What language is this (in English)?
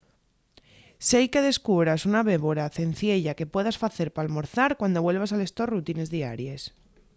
Asturian